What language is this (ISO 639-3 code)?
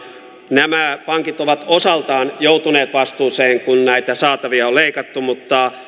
fin